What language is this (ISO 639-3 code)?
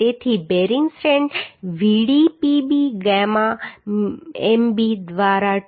guj